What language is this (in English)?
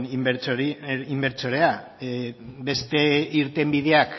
Basque